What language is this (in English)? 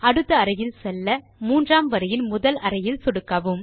Tamil